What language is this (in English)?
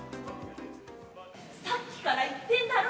Japanese